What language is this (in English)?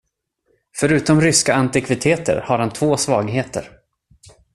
Swedish